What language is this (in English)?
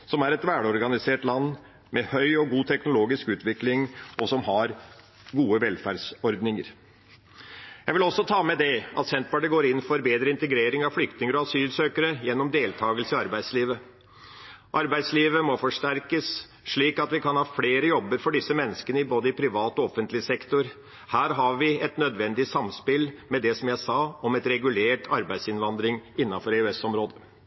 Norwegian Bokmål